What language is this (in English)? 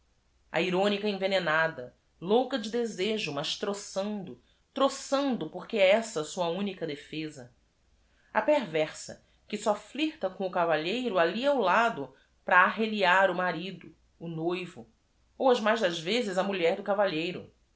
Portuguese